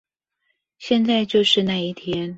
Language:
Chinese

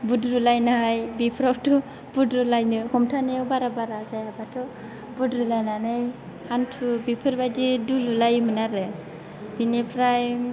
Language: Bodo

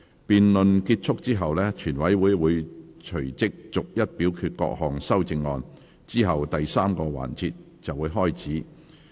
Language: Cantonese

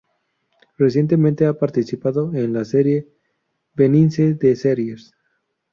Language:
Spanish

